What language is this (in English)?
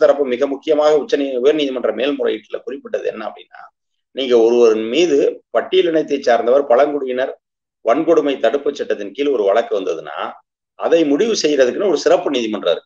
Romanian